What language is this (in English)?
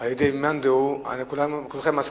Hebrew